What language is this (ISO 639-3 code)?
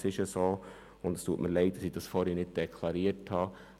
gsw